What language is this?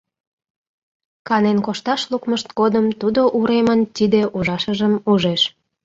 Mari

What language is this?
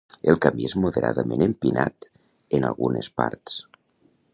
Catalan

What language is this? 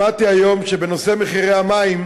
Hebrew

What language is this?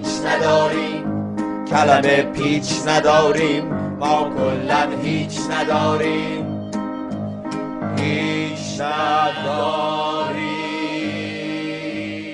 Persian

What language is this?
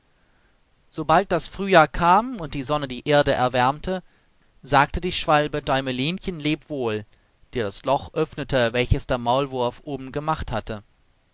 German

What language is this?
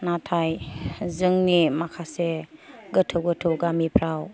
Bodo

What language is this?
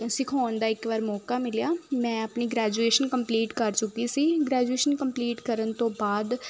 Punjabi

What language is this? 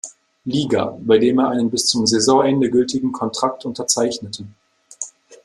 German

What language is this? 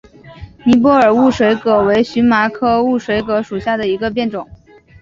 Chinese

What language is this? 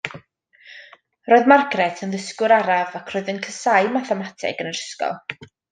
Welsh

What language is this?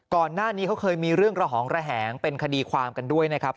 Thai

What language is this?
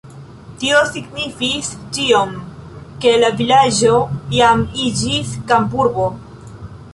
Esperanto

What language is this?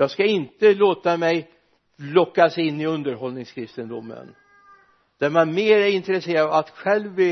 Swedish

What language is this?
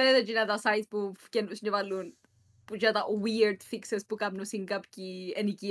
Greek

